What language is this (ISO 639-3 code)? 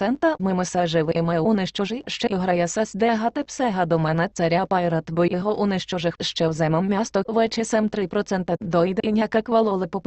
bul